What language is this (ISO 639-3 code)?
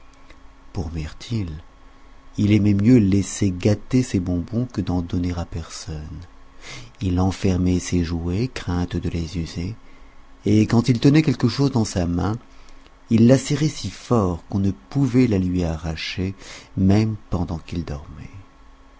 fra